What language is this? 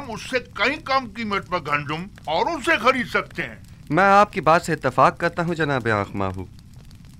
Hindi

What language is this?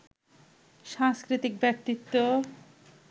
Bangla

